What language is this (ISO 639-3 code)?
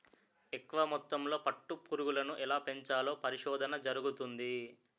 tel